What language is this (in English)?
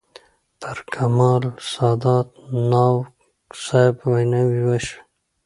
Pashto